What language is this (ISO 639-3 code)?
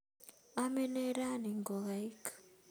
kln